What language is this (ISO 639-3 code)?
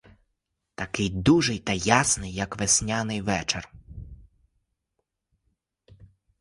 ukr